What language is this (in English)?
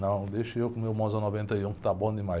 Portuguese